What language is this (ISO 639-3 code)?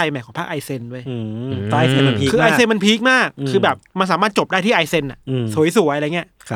tha